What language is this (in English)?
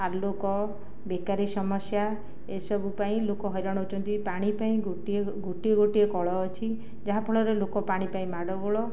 Odia